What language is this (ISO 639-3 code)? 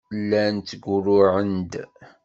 kab